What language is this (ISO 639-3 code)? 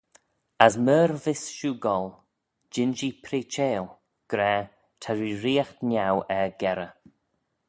glv